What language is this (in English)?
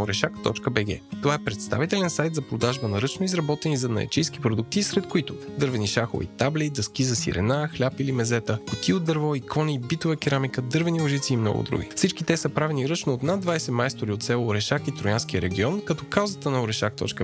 Bulgarian